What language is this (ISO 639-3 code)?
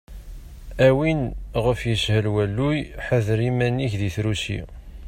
kab